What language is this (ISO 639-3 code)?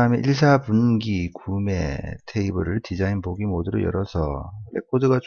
kor